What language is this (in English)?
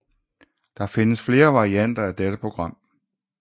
Danish